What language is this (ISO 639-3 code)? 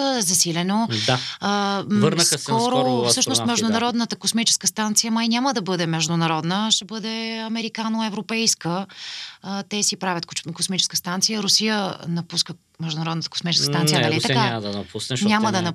bul